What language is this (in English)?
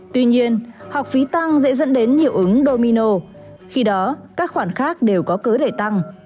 Vietnamese